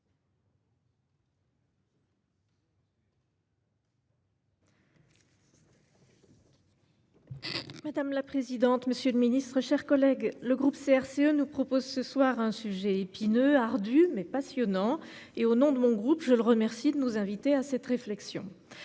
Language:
French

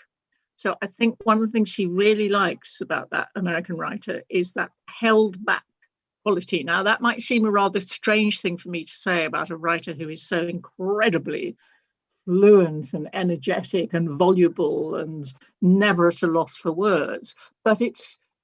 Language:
English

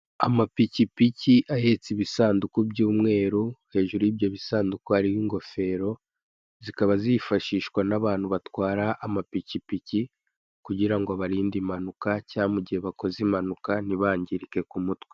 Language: Kinyarwanda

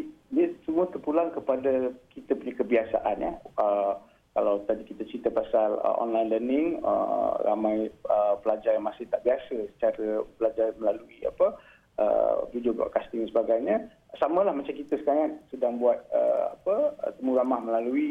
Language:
Malay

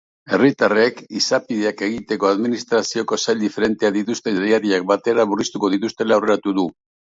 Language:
Basque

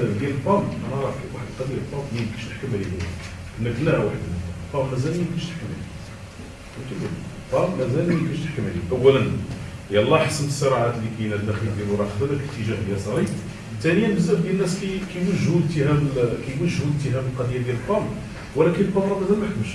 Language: Arabic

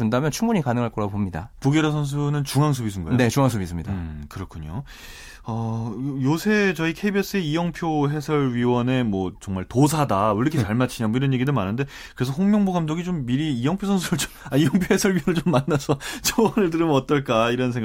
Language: Korean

